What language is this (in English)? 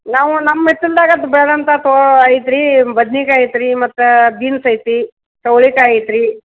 Kannada